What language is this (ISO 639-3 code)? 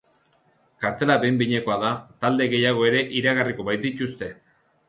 eus